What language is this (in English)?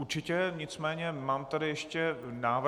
Czech